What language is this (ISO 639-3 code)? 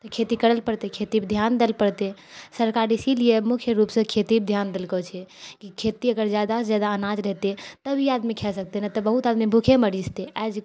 mai